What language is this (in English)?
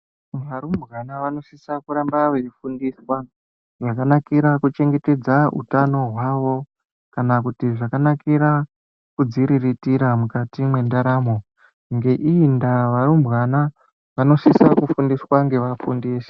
Ndau